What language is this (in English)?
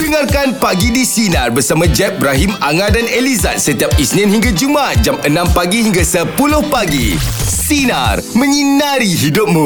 Malay